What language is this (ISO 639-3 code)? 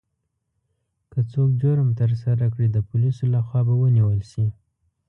pus